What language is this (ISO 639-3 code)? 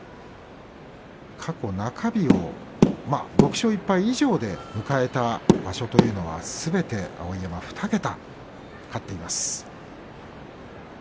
jpn